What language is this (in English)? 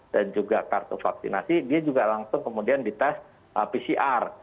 Indonesian